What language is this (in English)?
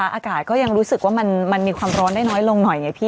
Thai